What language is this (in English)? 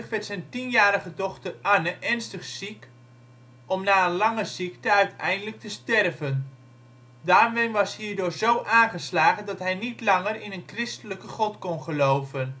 Dutch